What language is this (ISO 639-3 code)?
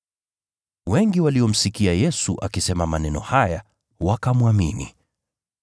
swa